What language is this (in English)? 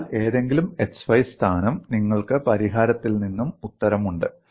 Malayalam